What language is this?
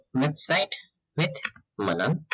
Gujarati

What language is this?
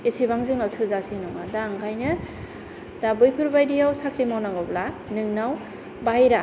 Bodo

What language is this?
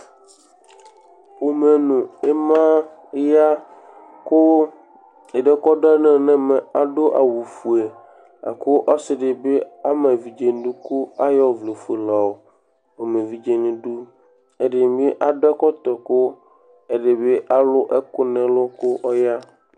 Ikposo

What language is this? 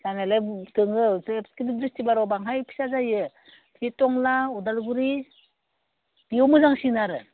Bodo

